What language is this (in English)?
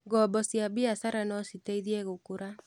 Kikuyu